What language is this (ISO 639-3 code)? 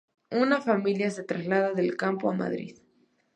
spa